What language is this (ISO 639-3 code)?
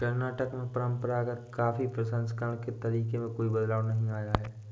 hin